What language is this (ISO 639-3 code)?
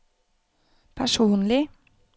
nor